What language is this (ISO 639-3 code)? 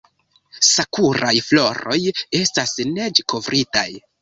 epo